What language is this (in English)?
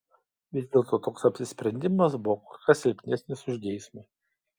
Lithuanian